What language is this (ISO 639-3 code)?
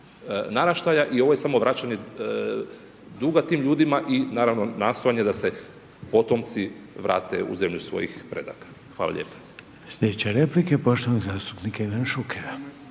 hrv